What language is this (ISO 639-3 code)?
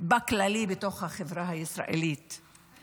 heb